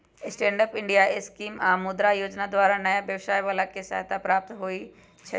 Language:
Magahi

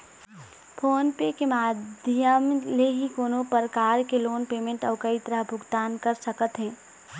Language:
Chhattisgarhi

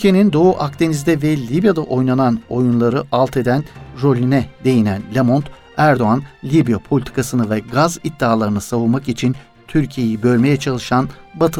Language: Turkish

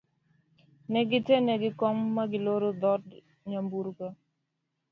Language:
Luo (Kenya and Tanzania)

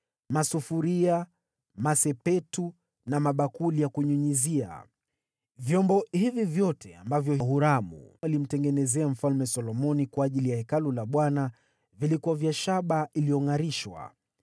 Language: Swahili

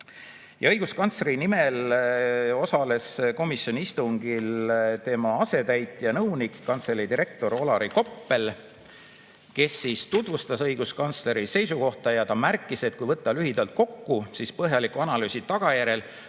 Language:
Estonian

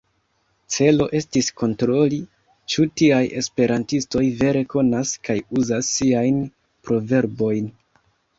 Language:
Esperanto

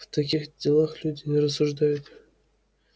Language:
Russian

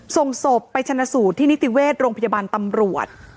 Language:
Thai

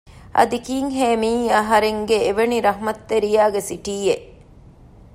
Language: Divehi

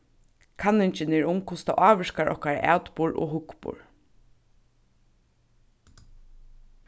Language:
Faroese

